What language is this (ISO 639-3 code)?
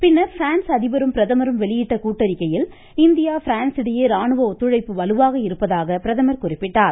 tam